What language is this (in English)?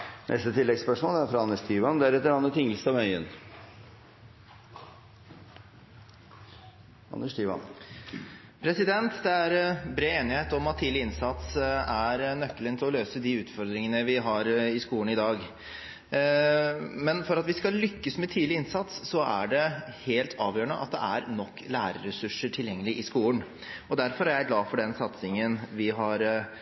Norwegian